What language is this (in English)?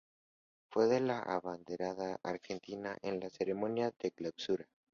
Spanish